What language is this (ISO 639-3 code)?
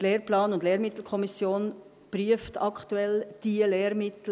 gsw